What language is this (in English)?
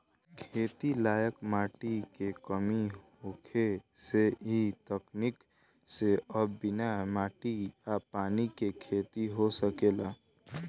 Bhojpuri